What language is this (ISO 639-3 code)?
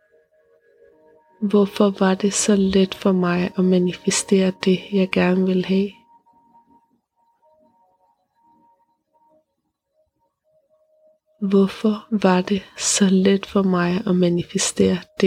dan